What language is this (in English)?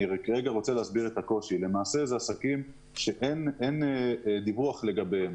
Hebrew